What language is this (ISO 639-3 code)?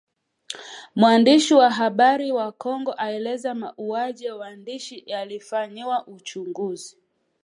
swa